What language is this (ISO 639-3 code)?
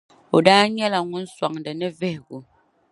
dag